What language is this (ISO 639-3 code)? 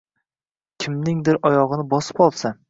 uzb